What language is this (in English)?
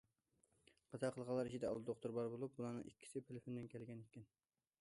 Uyghur